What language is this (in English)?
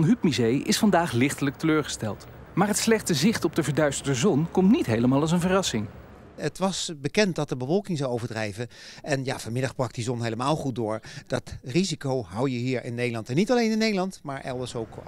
Dutch